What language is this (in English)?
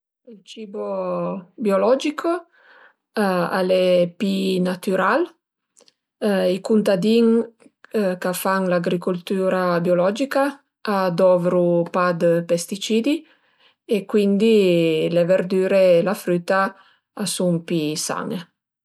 Piedmontese